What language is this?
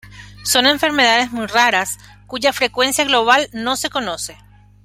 Spanish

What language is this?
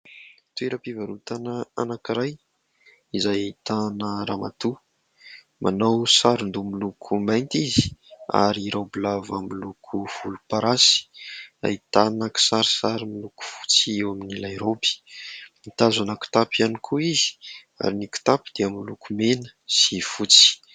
Malagasy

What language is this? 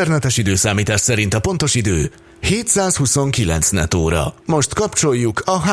Hungarian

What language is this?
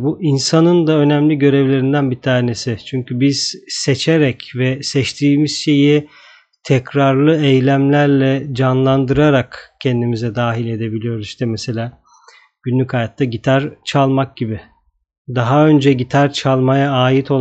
Turkish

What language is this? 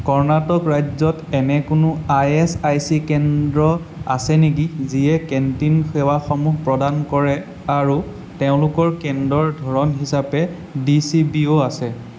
Assamese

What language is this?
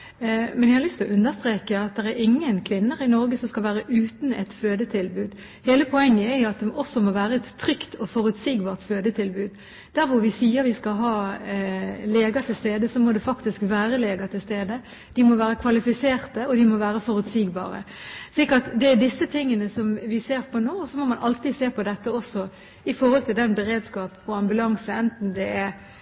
Norwegian Bokmål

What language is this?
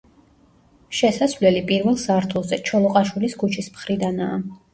Georgian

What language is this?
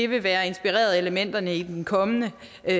Danish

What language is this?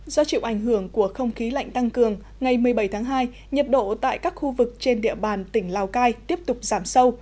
Vietnamese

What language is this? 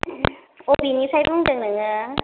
Bodo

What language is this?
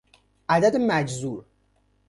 Persian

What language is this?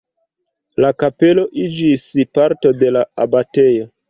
Esperanto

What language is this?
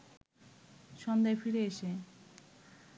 Bangla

